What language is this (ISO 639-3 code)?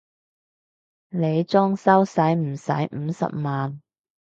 yue